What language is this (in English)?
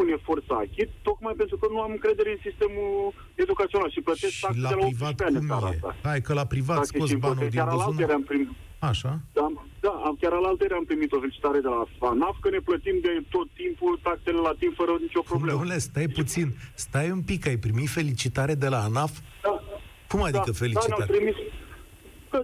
Romanian